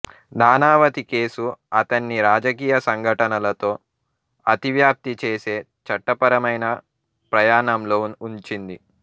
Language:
Telugu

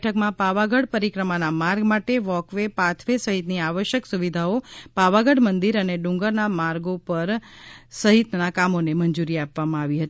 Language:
Gujarati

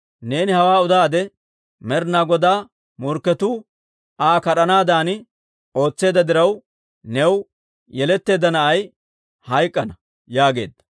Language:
Dawro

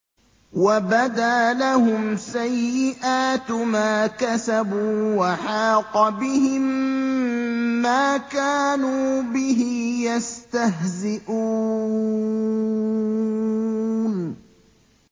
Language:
Arabic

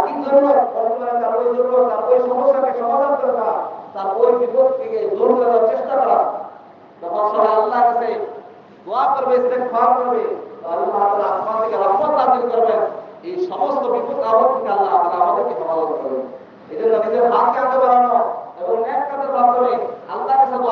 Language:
Bangla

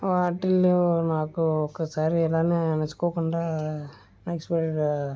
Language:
Telugu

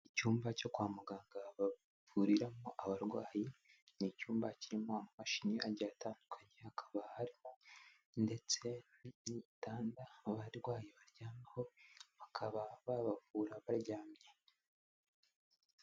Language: Kinyarwanda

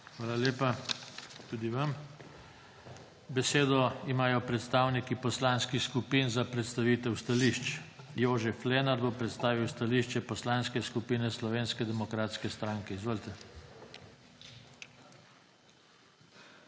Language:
Slovenian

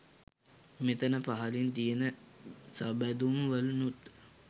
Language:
Sinhala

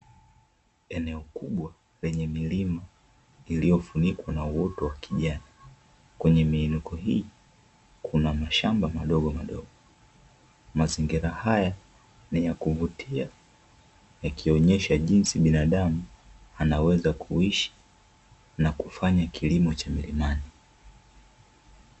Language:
Swahili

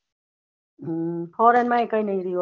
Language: Gujarati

